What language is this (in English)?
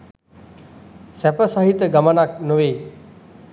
Sinhala